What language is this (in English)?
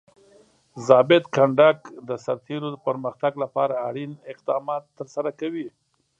Pashto